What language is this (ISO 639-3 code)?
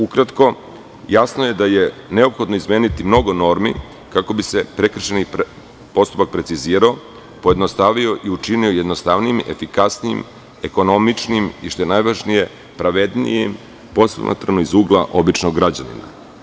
srp